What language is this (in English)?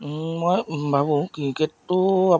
Assamese